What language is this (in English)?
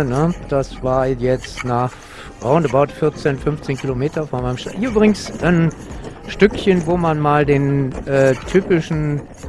German